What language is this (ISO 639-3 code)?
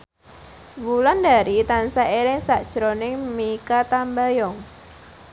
jav